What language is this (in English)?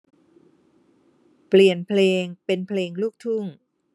Thai